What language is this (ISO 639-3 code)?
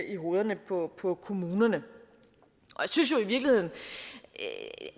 dan